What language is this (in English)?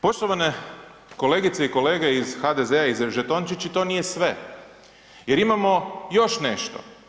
Croatian